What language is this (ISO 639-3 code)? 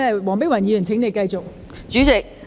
yue